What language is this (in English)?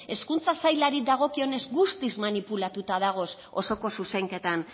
Basque